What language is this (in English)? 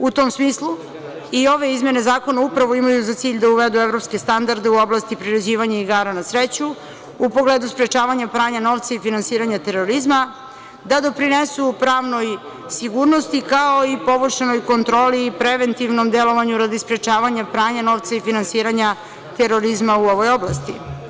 Serbian